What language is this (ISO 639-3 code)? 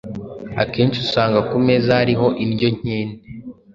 kin